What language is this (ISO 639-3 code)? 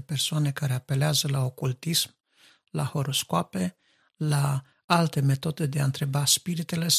ron